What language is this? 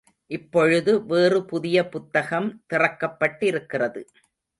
Tamil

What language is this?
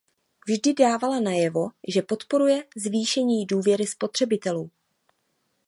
Czech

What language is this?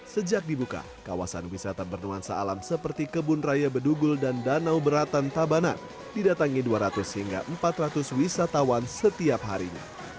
Indonesian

